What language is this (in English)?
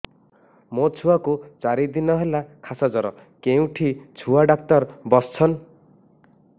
Odia